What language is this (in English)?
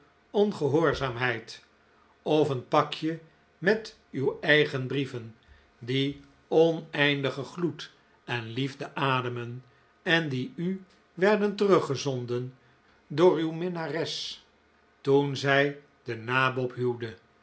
Dutch